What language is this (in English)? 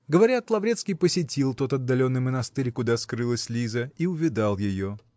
Russian